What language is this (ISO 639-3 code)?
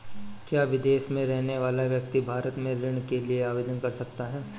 hin